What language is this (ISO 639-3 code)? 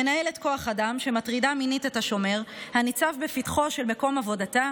heb